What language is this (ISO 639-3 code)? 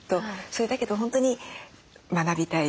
jpn